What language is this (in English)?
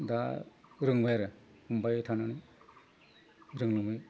Bodo